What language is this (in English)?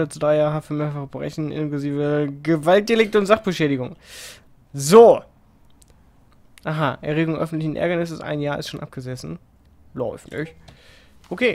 German